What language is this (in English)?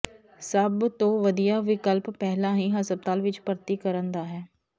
Punjabi